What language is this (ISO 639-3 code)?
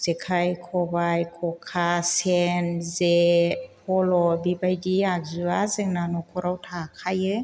brx